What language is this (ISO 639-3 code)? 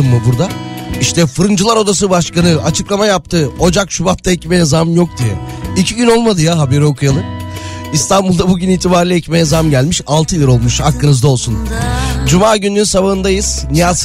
tur